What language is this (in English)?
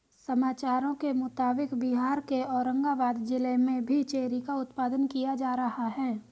Hindi